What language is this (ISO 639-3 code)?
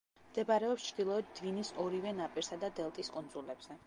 kat